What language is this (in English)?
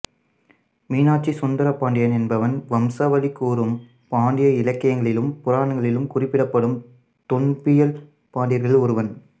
Tamil